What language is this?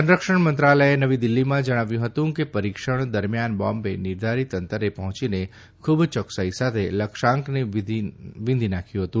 Gujarati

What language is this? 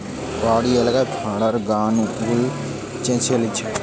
Bangla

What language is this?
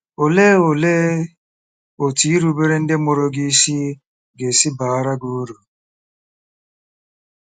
Igbo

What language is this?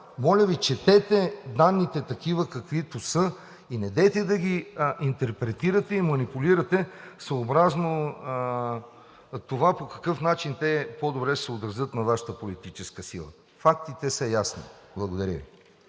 Bulgarian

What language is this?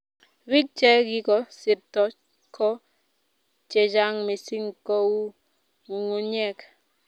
Kalenjin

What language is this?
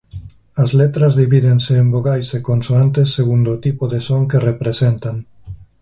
Galician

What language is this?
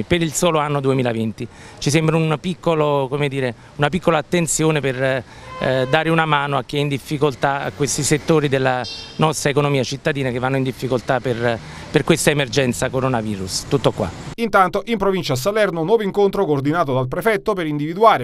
Italian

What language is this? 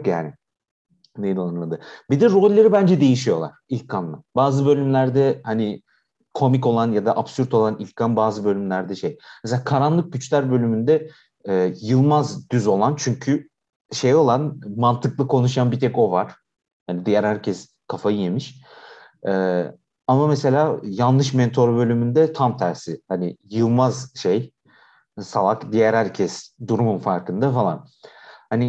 Turkish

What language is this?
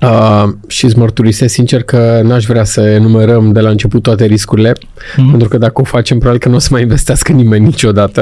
Romanian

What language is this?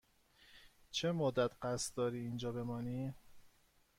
Persian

